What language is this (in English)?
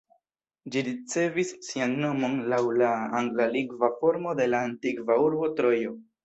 Esperanto